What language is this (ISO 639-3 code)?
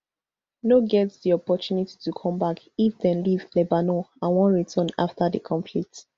pcm